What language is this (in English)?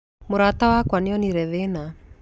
Kikuyu